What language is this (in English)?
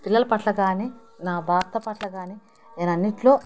Telugu